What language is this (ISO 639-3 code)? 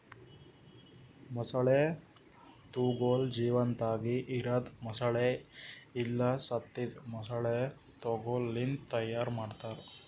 kan